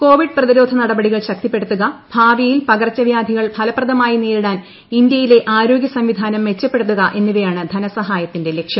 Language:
Malayalam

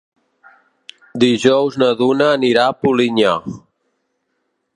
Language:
Catalan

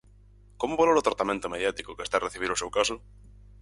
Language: Galician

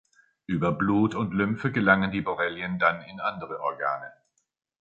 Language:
German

